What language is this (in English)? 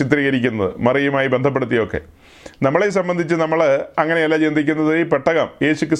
Malayalam